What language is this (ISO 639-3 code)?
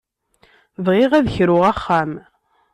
kab